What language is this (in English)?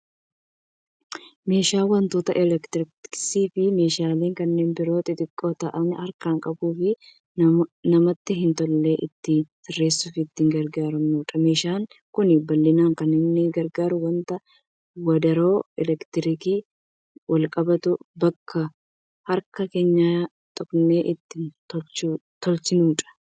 Oromo